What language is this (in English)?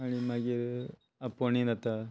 Konkani